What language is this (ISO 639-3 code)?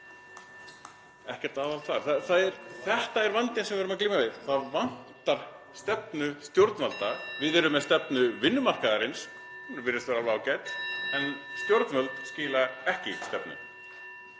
isl